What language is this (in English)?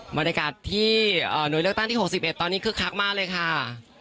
Thai